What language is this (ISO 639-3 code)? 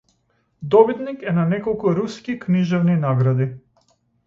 mkd